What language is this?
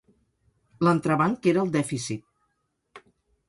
Catalan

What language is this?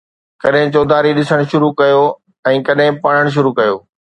Sindhi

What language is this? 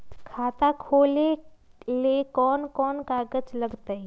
Magahi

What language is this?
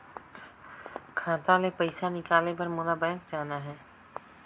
Chhattisgarhi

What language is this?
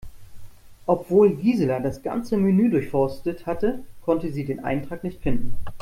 German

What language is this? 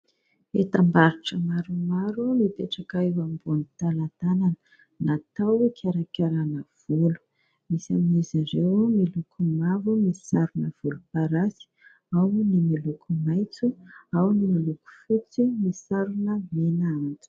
Malagasy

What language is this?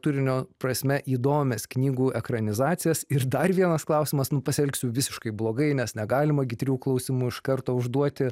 Lithuanian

